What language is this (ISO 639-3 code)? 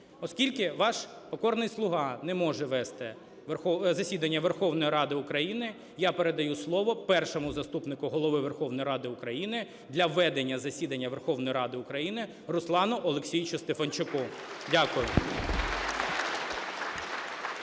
ukr